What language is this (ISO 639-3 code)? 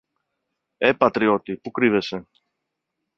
ell